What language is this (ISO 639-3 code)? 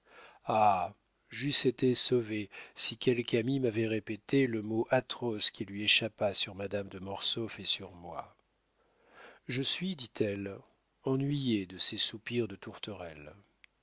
fra